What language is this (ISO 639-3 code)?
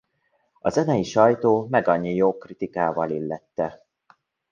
hun